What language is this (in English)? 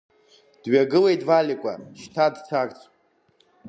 Abkhazian